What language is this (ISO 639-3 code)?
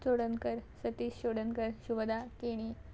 kok